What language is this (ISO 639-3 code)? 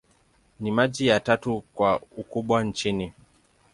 swa